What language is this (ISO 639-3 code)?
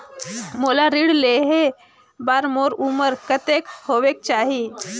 hne